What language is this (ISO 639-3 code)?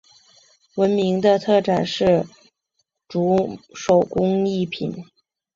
zho